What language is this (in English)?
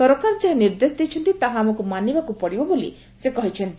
Odia